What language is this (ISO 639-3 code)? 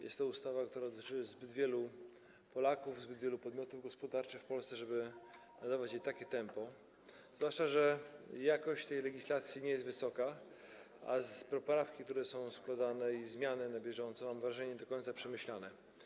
pol